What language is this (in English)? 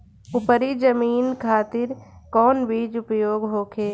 Bhojpuri